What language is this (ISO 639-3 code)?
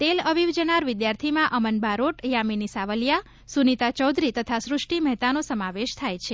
guj